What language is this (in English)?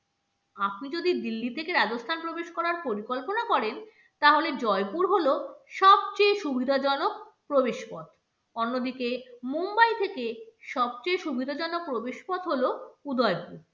Bangla